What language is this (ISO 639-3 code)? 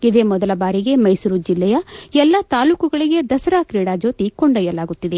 kan